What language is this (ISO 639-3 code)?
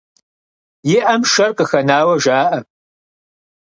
kbd